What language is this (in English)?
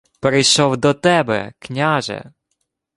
Ukrainian